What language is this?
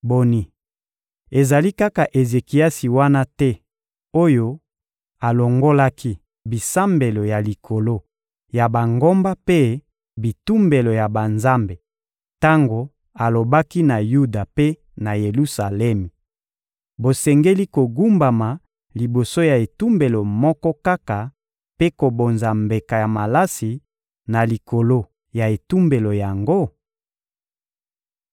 Lingala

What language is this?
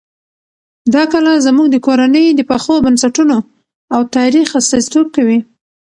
Pashto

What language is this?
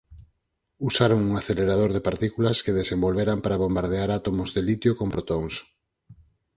Galician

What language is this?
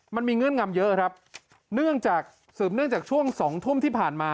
Thai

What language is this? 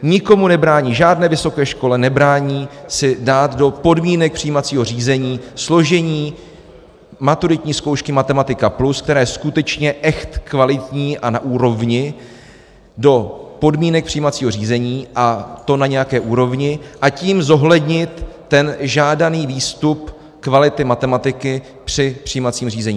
Czech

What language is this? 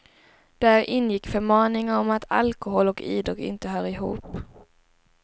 Swedish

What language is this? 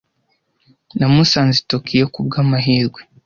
Kinyarwanda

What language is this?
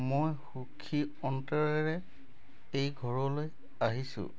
Assamese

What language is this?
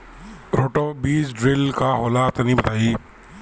Bhojpuri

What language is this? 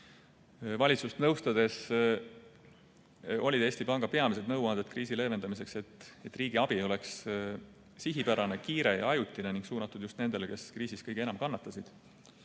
Estonian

